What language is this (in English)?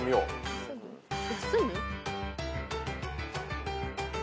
Japanese